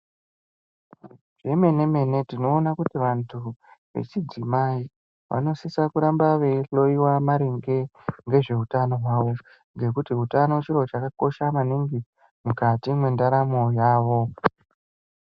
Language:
Ndau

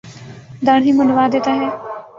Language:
Urdu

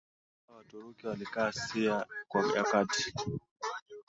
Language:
Swahili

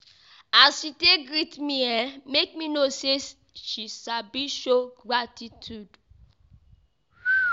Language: Nigerian Pidgin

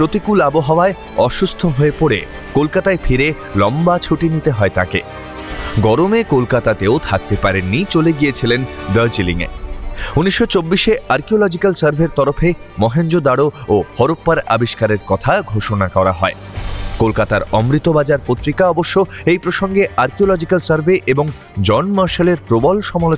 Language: Bangla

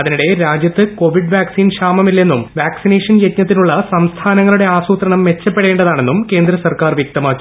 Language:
Malayalam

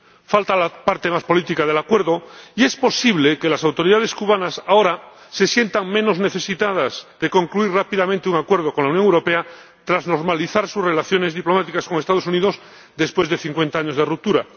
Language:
Spanish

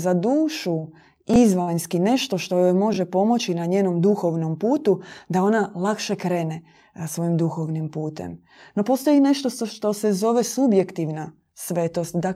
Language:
Croatian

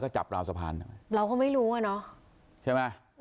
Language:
Thai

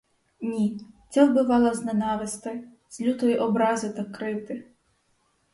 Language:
Ukrainian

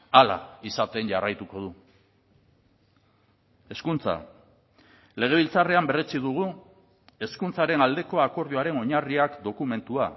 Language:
Basque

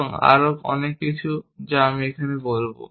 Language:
Bangla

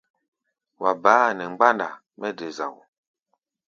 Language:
Gbaya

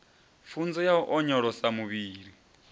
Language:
Venda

